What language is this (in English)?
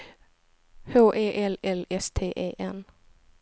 Swedish